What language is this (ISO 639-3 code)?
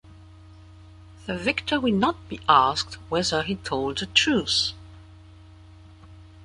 eng